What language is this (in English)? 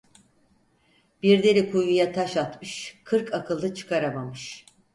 Turkish